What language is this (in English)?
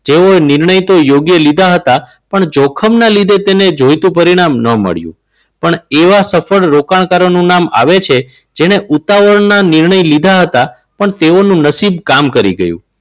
Gujarati